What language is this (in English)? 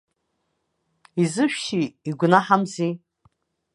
Abkhazian